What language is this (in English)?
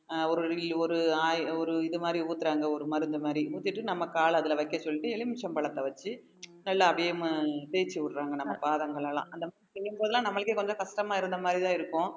Tamil